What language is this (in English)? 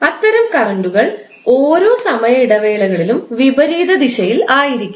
Malayalam